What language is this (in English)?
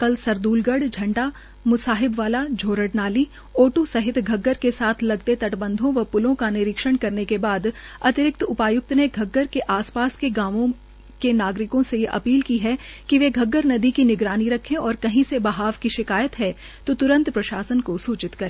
Hindi